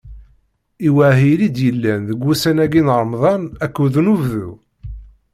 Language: Kabyle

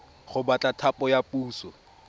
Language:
Tswana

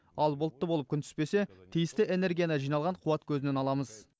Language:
Kazakh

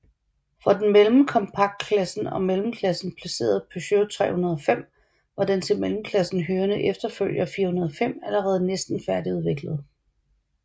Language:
Danish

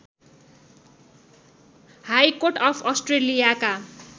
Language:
Nepali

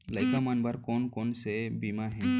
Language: Chhattisgarhi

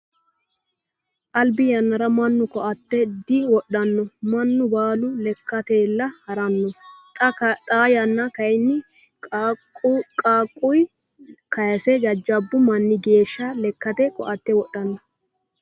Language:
Sidamo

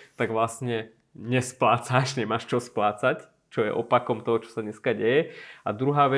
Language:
Slovak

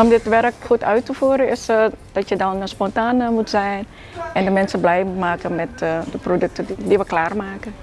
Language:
Dutch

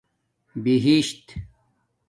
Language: Domaaki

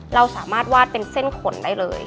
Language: Thai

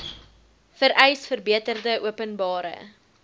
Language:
Afrikaans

